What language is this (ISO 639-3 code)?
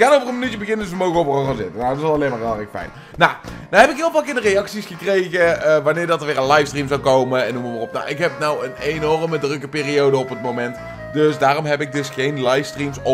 nld